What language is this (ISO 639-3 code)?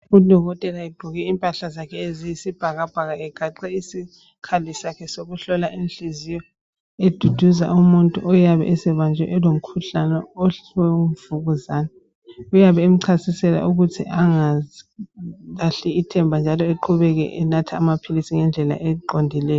nde